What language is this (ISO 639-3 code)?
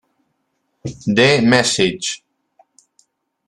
ita